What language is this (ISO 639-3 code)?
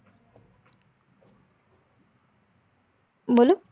guj